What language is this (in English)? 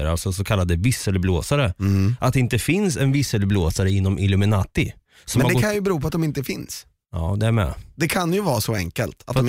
Swedish